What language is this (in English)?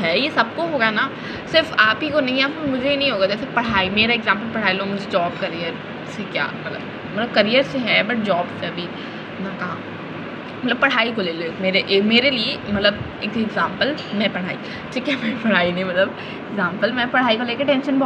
Hindi